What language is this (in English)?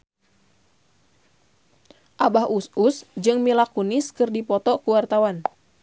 Sundanese